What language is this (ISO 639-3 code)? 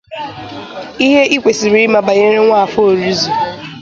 ibo